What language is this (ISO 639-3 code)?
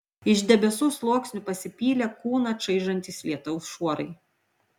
lit